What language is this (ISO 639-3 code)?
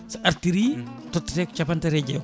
ful